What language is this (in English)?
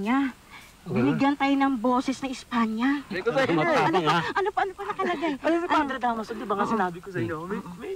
Filipino